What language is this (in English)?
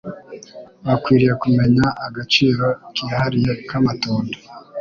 Kinyarwanda